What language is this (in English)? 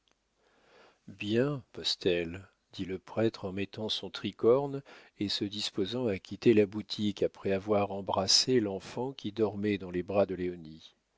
French